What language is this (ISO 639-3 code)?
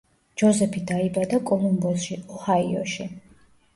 kat